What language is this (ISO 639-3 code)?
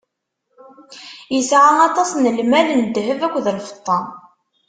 kab